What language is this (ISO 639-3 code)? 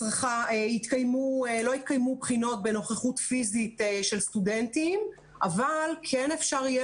heb